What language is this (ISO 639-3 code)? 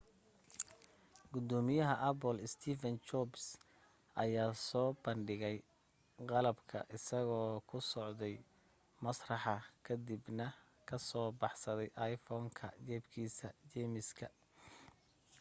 som